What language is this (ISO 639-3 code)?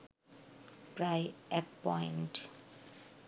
ben